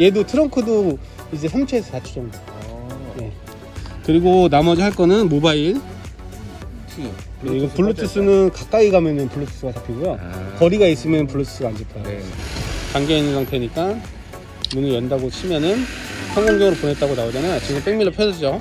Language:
Korean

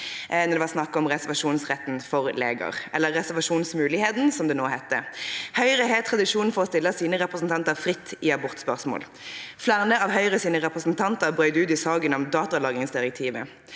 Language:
Norwegian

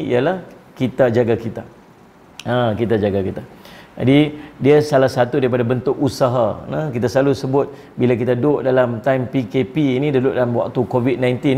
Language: Malay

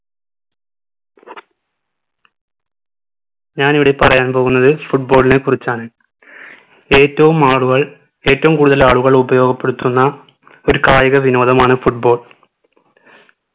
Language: Malayalam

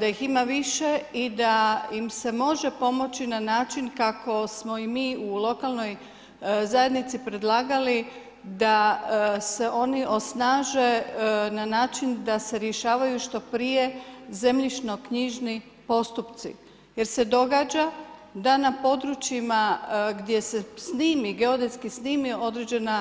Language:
Croatian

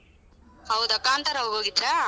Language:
Kannada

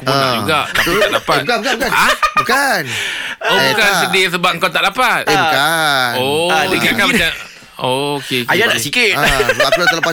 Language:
Malay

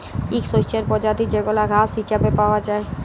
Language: Bangla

